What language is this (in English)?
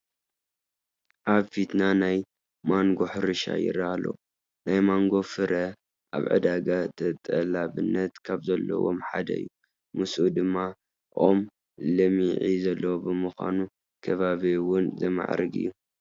Tigrinya